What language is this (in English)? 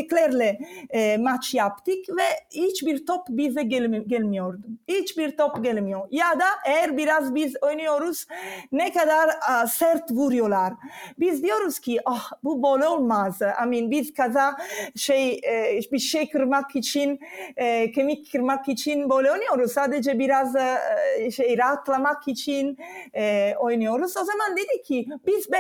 Turkish